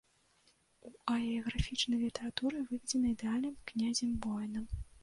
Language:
Belarusian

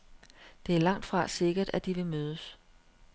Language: Danish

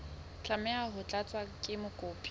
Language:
Southern Sotho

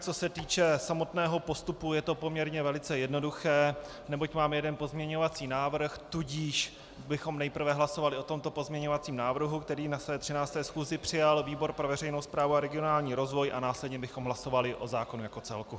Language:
Czech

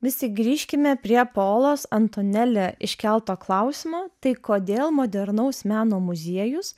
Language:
Lithuanian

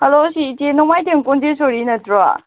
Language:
Manipuri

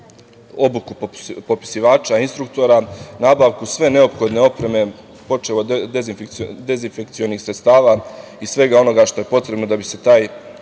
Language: Serbian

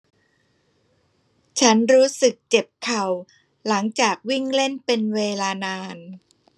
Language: Thai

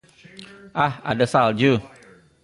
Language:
Indonesian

